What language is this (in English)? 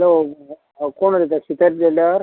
Konkani